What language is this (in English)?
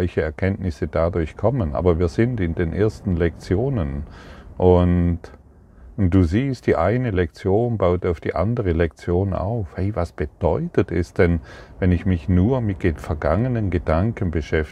German